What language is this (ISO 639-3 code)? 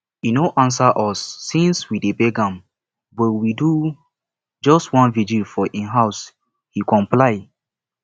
pcm